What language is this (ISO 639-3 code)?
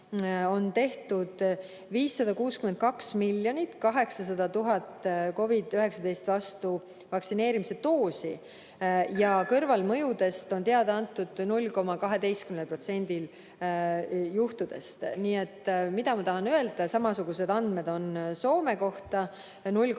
est